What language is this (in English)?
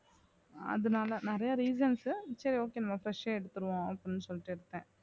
Tamil